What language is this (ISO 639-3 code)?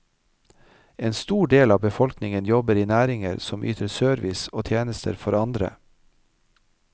nor